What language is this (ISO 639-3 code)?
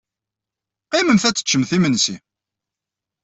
kab